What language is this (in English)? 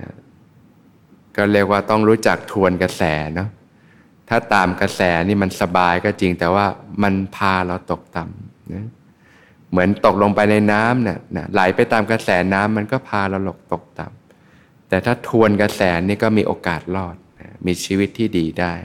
Thai